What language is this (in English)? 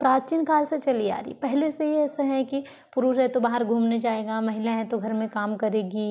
Hindi